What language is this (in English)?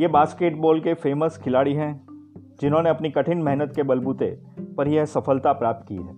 Hindi